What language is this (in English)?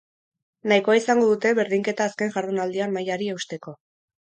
Basque